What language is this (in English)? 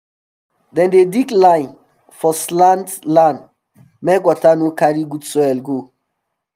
Nigerian Pidgin